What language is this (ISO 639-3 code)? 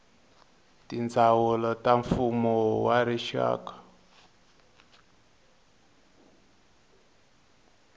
tso